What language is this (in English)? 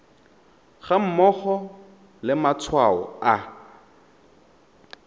Tswana